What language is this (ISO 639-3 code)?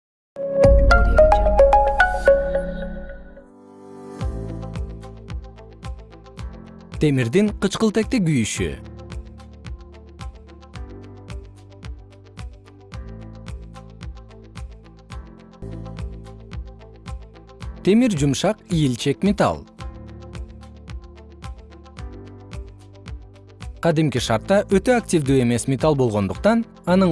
kir